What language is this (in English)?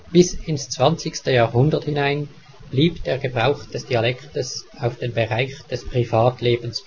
German